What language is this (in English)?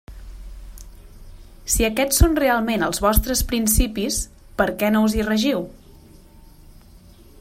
Catalan